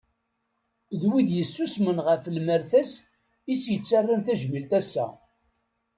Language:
Kabyle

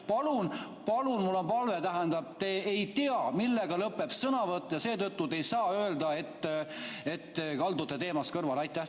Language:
Estonian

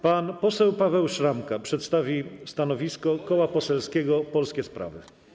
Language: Polish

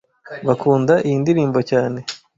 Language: Kinyarwanda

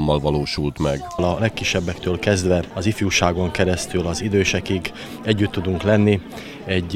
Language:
Hungarian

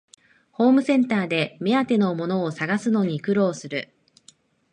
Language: Japanese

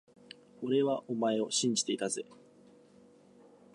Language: Japanese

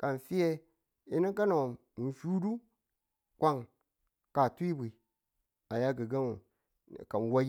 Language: Tula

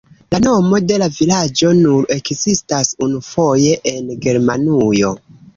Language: Esperanto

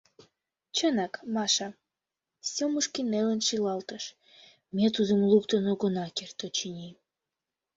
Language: Mari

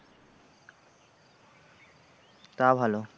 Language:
Bangla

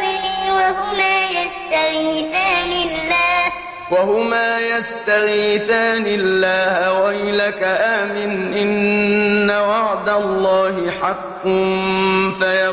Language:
Arabic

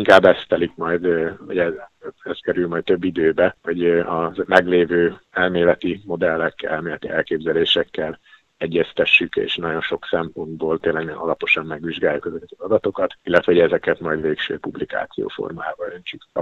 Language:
Hungarian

